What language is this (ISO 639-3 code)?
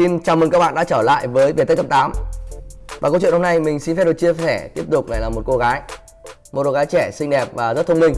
vie